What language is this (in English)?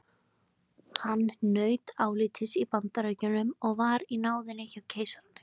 Icelandic